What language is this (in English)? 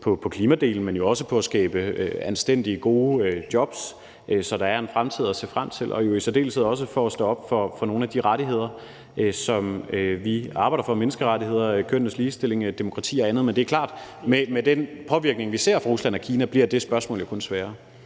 Danish